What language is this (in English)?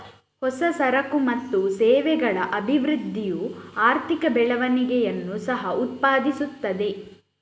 Kannada